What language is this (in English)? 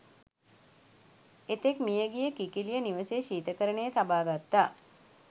Sinhala